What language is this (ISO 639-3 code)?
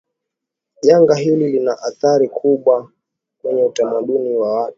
swa